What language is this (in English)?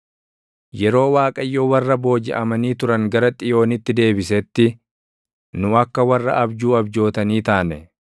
Oromo